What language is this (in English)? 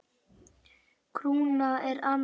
Icelandic